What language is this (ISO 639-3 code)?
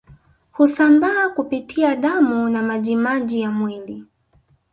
swa